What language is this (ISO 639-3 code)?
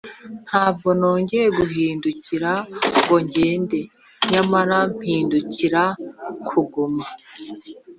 kin